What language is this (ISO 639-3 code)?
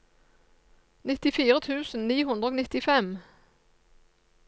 nor